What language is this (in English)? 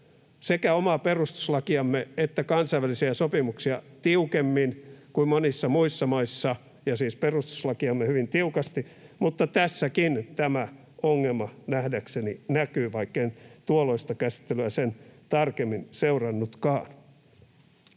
Finnish